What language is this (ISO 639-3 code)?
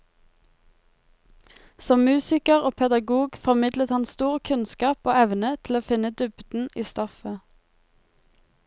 nor